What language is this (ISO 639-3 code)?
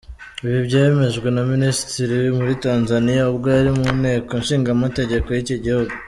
kin